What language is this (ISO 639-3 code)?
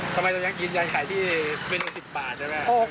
tha